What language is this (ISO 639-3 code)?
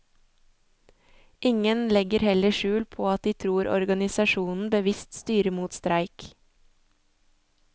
nor